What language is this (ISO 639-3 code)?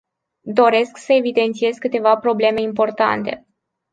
ron